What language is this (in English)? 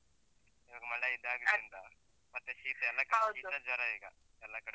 Kannada